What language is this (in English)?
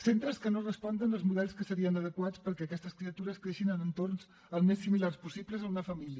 Catalan